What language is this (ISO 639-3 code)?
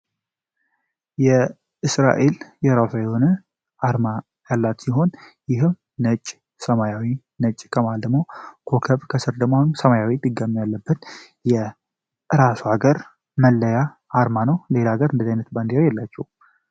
amh